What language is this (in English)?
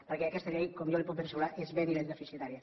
Catalan